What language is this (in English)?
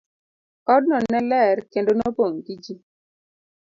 Luo (Kenya and Tanzania)